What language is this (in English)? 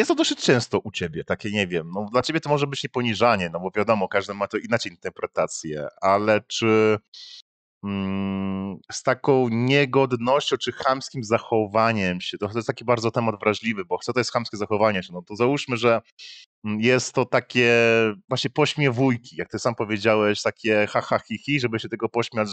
Polish